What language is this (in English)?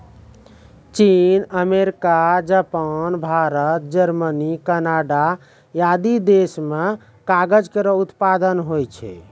Maithili